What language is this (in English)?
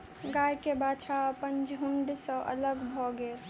Maithili